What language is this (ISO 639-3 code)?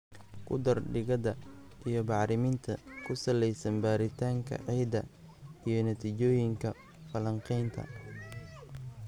som